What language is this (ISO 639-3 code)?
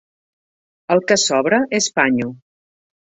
cat